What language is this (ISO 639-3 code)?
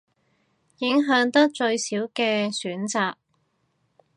yue